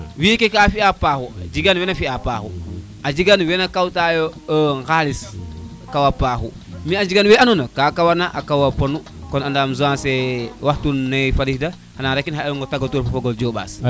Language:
Serer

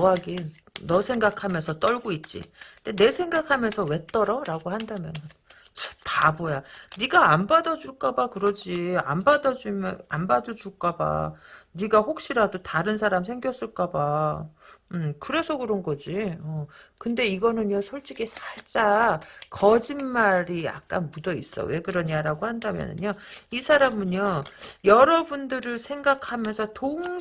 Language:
Korean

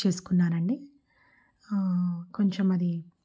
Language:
Telugu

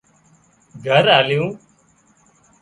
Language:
Wadiyara Koli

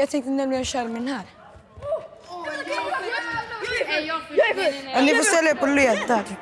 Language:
Swedish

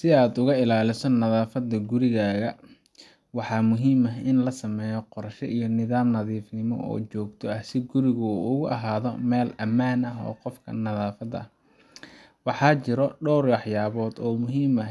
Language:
Somali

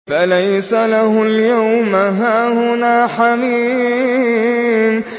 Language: Arabic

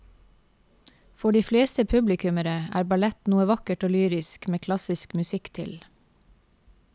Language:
Norwegian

